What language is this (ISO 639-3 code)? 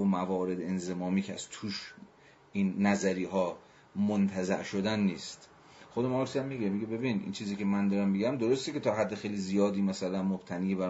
fas